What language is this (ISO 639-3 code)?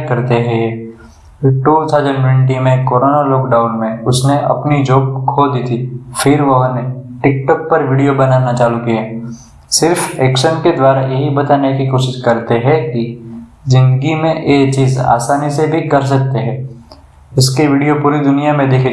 hin